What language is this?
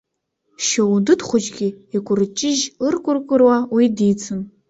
Abkhazian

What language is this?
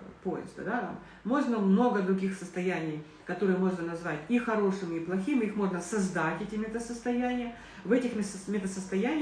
Russian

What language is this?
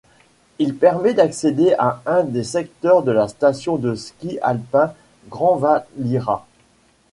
French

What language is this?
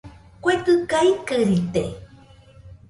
Nüpode Huitoto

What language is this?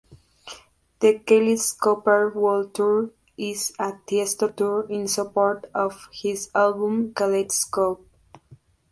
Spanish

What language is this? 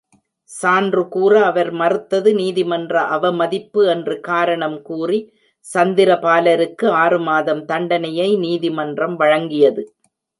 Tamil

